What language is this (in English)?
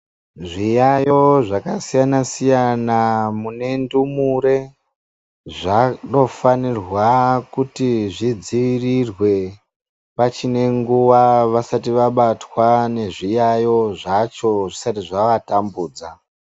Ndau